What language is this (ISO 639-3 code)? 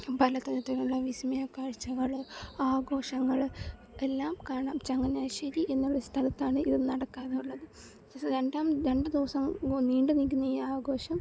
mal